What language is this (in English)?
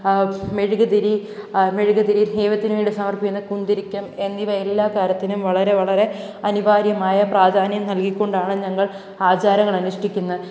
Malayalam